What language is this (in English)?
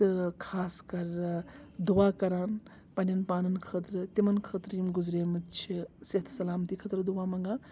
Kashmiri